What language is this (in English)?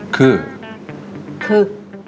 Thai